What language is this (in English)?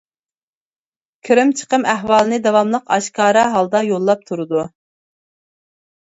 Uyghur